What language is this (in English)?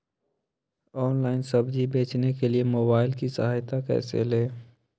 Magahi